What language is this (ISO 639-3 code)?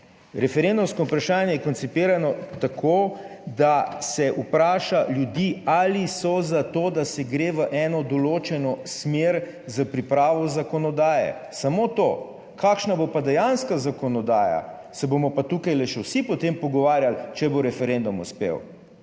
slv